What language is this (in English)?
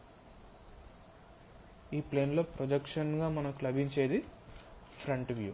Telugu